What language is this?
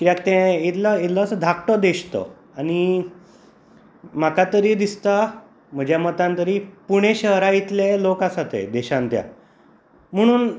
Konkani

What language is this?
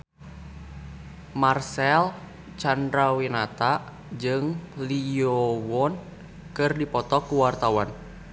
Sundanese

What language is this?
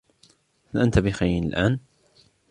Arabic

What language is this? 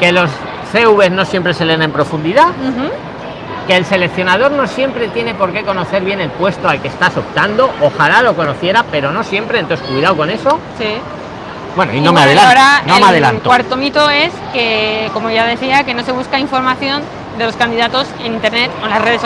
Spanish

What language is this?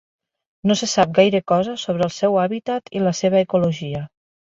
Catalan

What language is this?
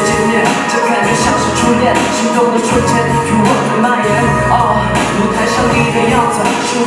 Chinese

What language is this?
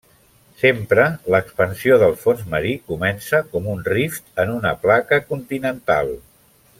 Catalan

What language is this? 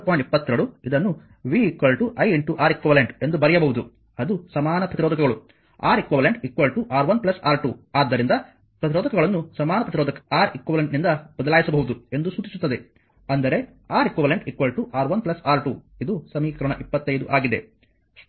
Kannada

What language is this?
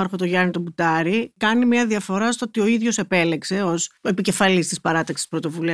Greek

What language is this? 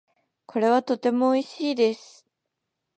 Japanese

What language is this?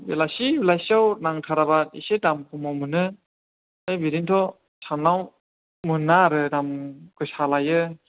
Bodo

